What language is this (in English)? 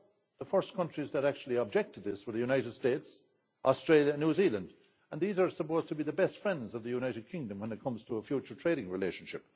English